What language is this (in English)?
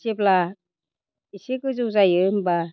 Bodo